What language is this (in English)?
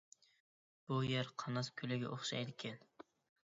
Uyghur